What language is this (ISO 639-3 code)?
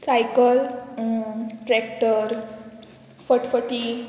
kok